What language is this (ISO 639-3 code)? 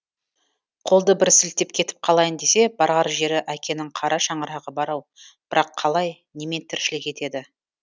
kaz